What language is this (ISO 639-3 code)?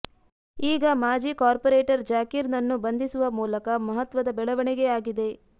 kan